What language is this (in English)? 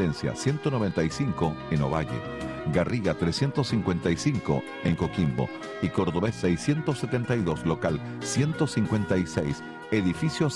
Spanish